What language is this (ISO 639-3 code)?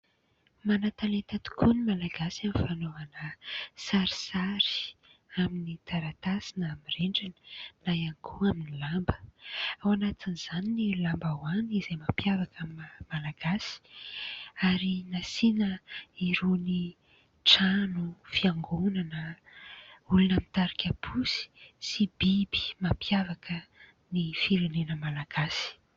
mlg